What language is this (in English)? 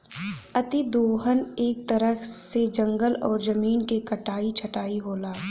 Bhojpuri